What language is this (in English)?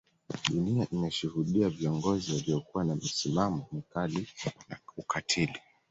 Swahili